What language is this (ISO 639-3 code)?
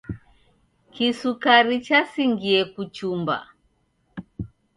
dav